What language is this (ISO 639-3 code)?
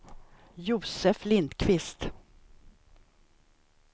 swe